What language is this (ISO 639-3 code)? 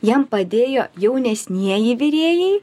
lit